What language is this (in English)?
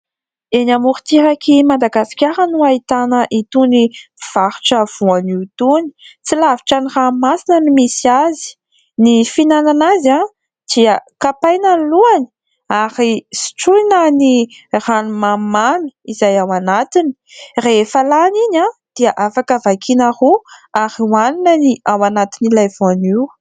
Malagasy